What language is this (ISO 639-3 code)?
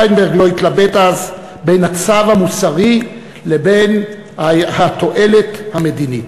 heb